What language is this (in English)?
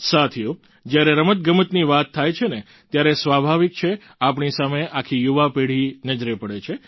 Gujarati